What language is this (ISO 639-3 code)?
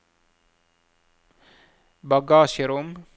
nor